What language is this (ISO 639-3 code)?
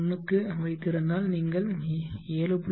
tam